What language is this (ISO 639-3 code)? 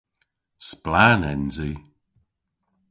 cor